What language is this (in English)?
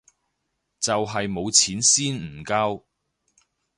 Cantonese